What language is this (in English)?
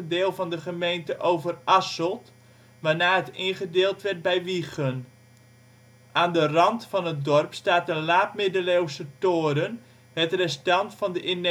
Dutch